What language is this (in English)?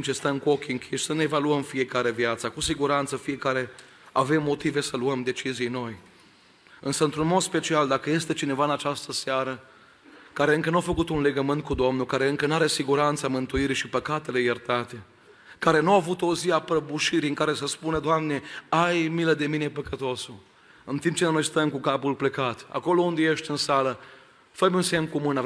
Romanian